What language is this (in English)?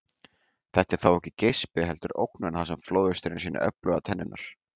Icelandic